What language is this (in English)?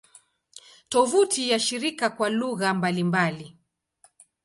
Swahili